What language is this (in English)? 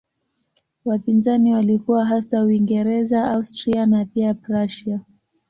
Swahili